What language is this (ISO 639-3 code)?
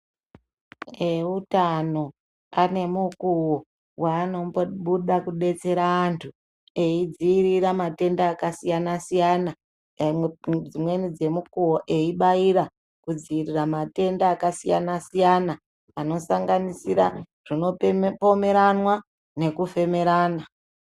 ndc